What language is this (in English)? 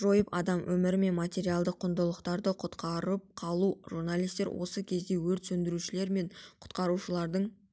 Kazakh